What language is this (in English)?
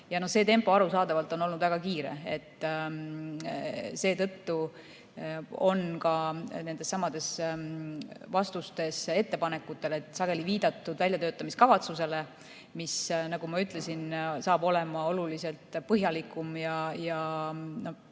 Estonian